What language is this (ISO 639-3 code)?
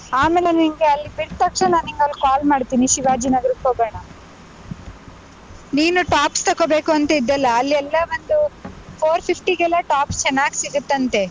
kan